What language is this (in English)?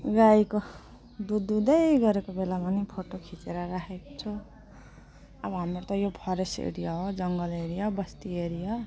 Nepali